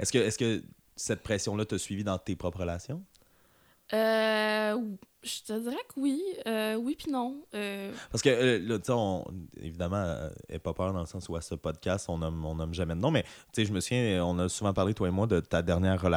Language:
French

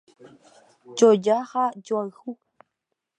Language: Guarani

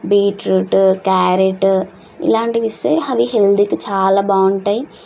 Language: Telugu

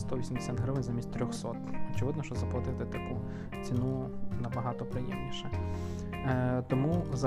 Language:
Ukrainian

